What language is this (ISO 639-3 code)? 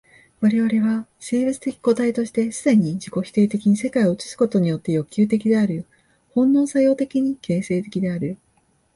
jpn